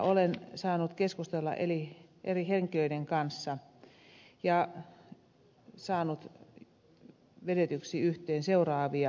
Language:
Finnish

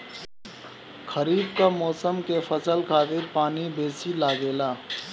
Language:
Bhojpuri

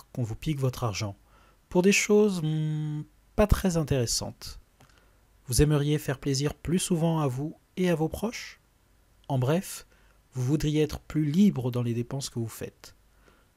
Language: French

